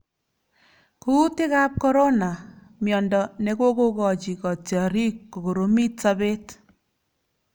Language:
Kalenjin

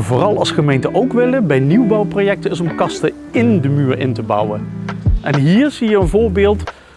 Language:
Dutch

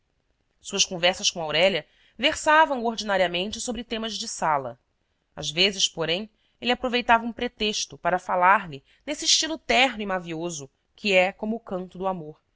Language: Portuguese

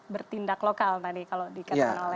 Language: Indonesian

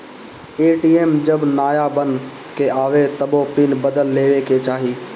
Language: Bhojpuri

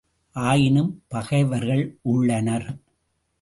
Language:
Tamil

